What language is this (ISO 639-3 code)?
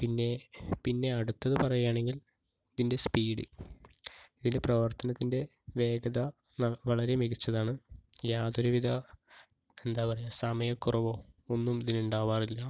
mal